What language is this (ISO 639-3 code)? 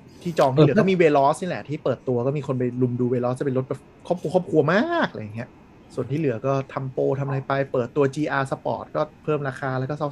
tha